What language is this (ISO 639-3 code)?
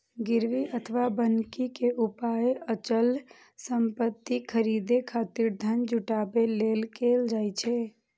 mai